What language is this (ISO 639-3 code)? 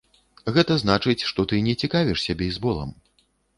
bel